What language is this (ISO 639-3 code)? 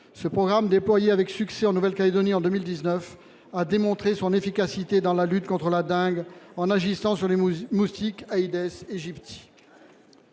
fra